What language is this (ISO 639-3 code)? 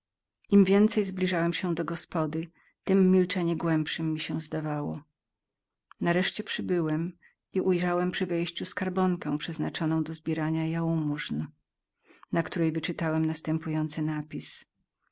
pol